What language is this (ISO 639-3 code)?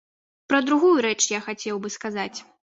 bel